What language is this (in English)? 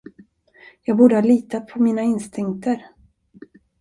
Swedish